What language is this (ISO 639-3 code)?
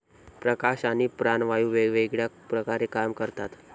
mar